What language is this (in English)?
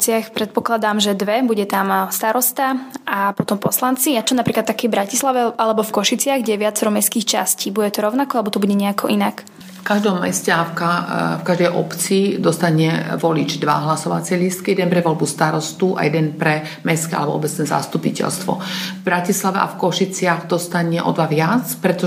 Slovak